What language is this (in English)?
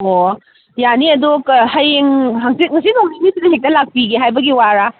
Manipuri